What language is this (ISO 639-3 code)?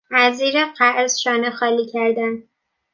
fas